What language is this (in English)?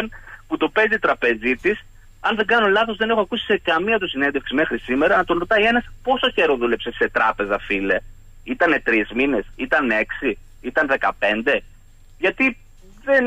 Greek